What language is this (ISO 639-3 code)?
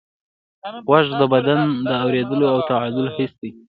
pus